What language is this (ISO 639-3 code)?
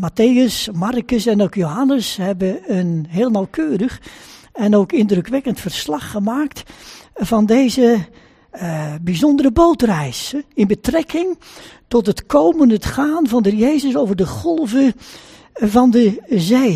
nld